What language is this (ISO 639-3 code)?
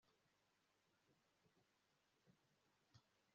kin